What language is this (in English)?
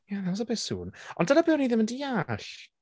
Welsh